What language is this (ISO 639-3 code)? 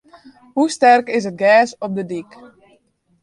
fry